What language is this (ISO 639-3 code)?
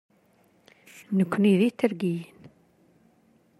kab